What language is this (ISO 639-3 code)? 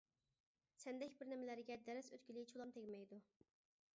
uig